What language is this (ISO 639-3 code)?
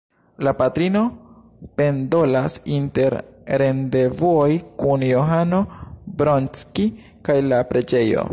epo